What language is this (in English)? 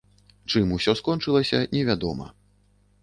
Belarusian